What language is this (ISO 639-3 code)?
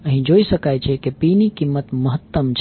guj